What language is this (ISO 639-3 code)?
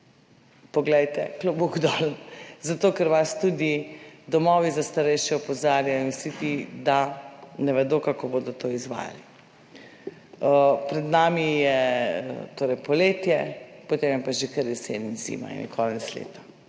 slv